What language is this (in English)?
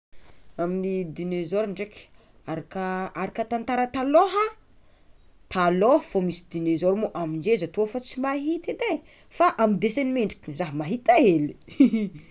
Tsimihety Malagasy